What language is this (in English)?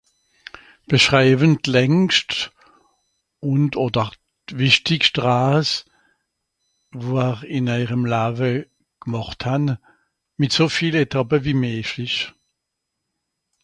Swiss German